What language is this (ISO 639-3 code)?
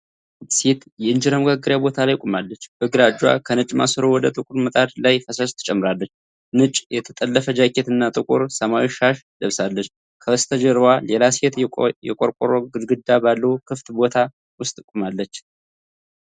amh